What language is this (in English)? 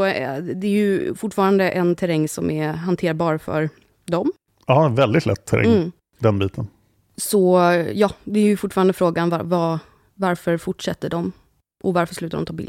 Swedish